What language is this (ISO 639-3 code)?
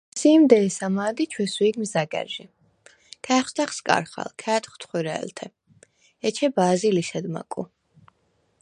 sva